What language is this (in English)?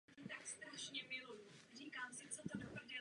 Czech